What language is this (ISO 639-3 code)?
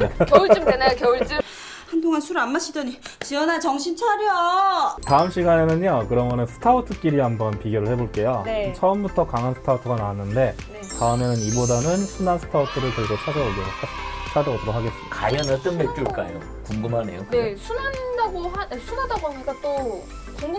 kor